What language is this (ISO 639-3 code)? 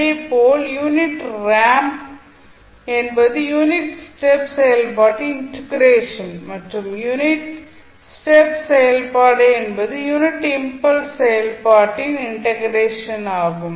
tam